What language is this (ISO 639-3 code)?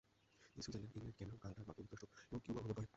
ben